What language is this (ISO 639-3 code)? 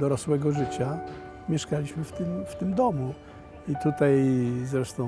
pol